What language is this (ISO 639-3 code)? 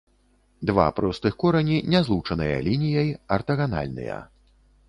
bel